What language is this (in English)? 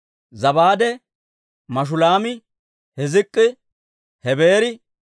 Dawro